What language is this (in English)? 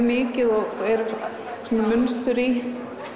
Icelandic